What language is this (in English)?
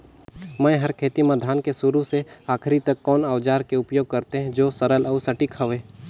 Chhattisgarhi